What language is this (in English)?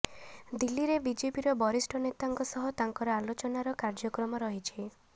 Odia